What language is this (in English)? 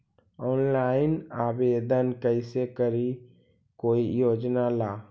Magahi